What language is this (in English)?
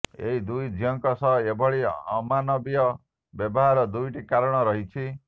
Odia